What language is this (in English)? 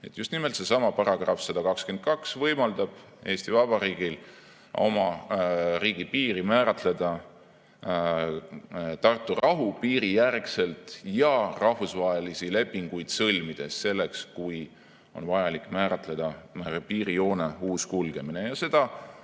Estonian